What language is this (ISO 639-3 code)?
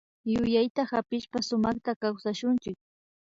qvi